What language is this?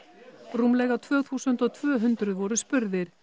Icelandic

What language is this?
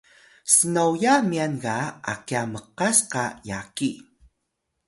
Atayal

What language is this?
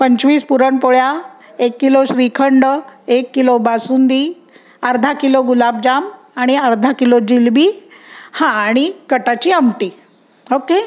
Marathi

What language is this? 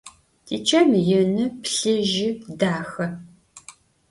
Adyghe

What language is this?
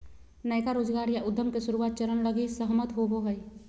Magahi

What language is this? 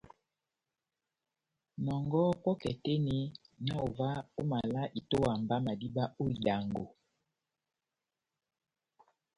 Batanga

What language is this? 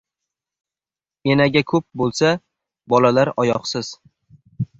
Uzbek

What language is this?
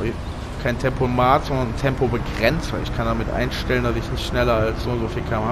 German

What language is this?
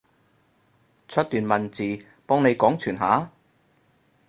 Cantonese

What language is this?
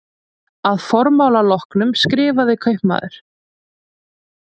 Icelandic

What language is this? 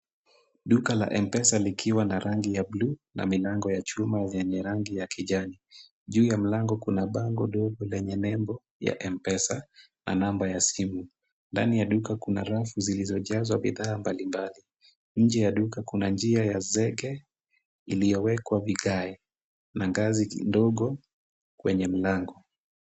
Swahili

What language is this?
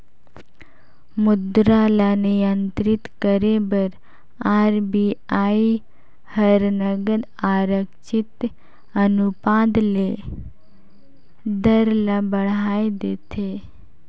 Chhattisgarhi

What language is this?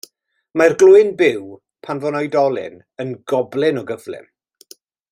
Welsh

